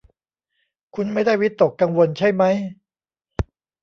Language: Thai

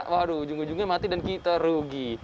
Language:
Indonesian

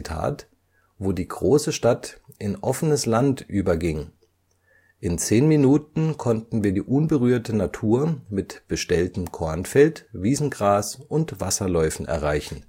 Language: German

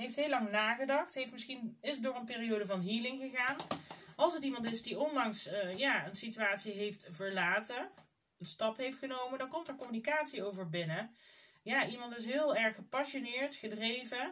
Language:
Dutch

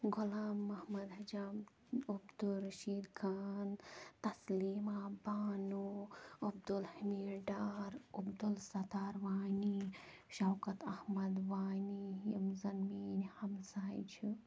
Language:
Kashmiri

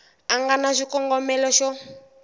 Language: Tsonga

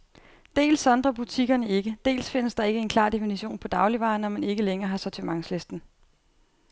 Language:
Danish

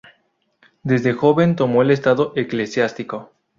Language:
Spanish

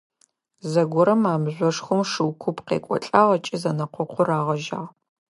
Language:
Adyghe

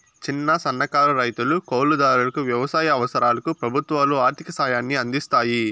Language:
Telugu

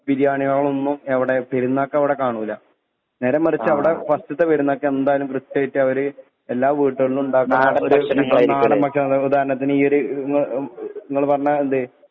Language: Malayalam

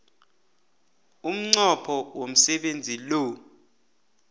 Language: South Ndebele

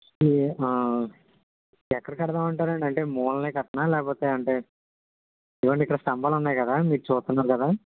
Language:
Telugu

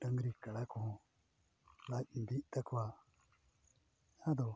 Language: Santali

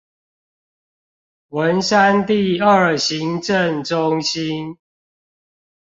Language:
Chinese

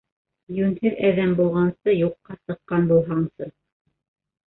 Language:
Bashkir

